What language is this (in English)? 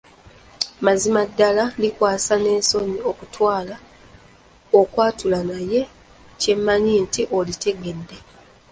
Ganda